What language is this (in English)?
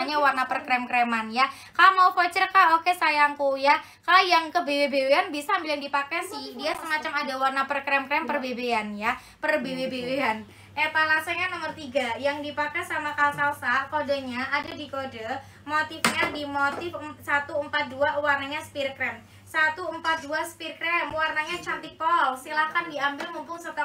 Indonesian